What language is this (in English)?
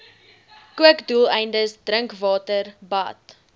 Afrikaans